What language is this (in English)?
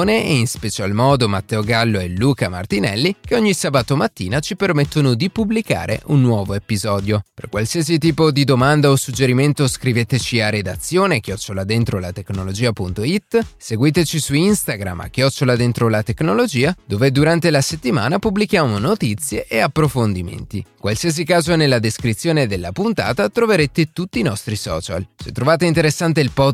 Italian